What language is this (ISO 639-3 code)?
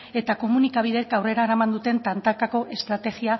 eus